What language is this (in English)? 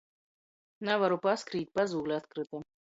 Latgalian